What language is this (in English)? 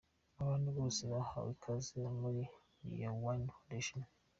Kinyarwanda